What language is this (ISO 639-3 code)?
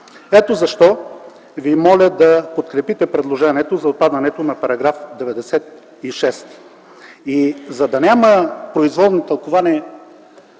bul